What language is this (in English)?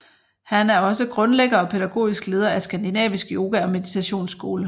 Danish